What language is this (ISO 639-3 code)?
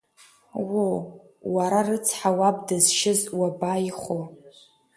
abk